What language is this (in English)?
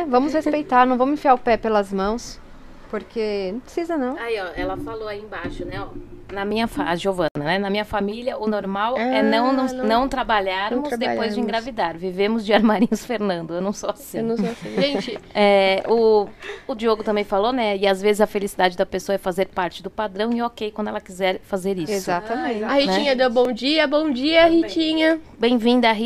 Portuguese